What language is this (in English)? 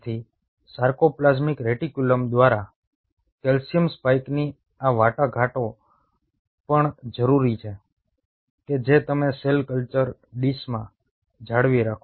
Gujarati